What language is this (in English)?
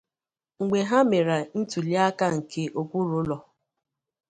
Igbo